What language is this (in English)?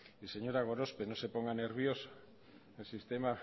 Spanish